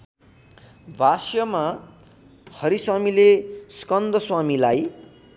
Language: Nepali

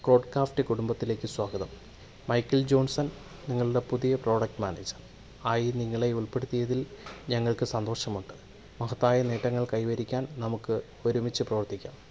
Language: Malayalam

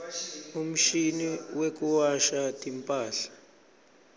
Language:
Swati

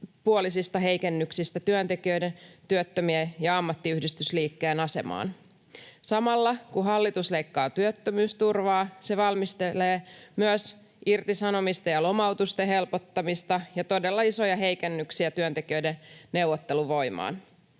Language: Finnish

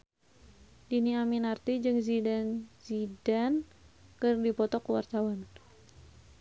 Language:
Sundanese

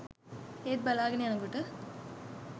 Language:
Sinhala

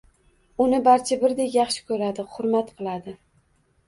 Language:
Uzbek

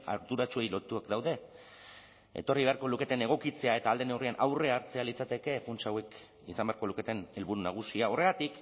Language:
Basque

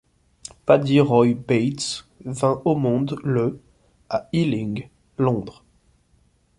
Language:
French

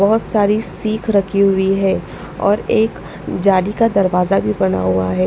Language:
Hindi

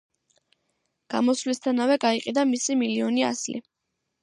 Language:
Georgian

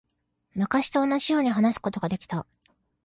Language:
Japanese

